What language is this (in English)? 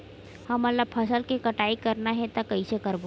Chhattisgarhi